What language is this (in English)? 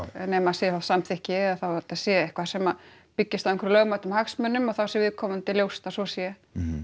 Icelandic